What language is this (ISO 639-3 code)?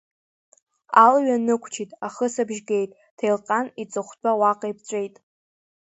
abk